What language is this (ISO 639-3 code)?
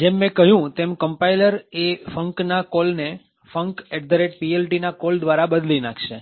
guj